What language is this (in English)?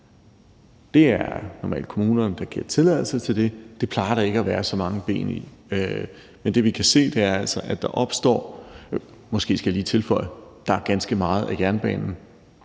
Danish